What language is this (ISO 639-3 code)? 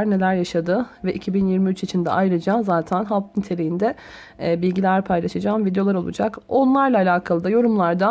tur